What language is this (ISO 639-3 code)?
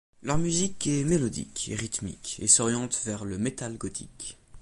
fra